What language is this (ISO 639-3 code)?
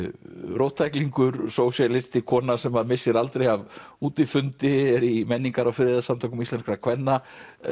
isl